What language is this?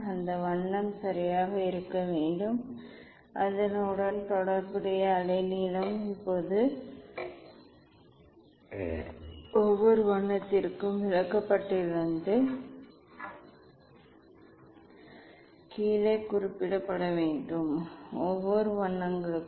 Tamil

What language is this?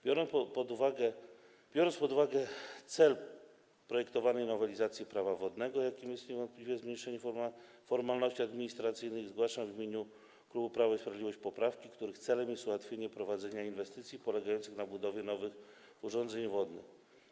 Polish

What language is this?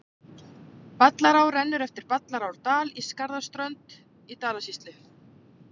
Icelandic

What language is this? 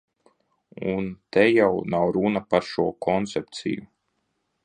Latvian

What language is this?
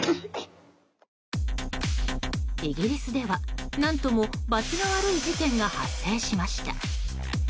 Japanese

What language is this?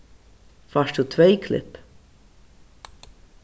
Faroese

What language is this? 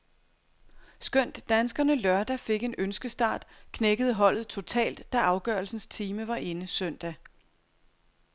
Danish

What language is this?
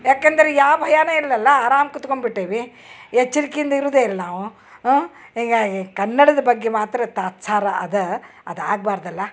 Kannada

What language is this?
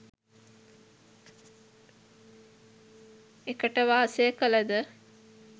Sinhala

